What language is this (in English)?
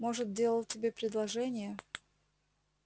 Russian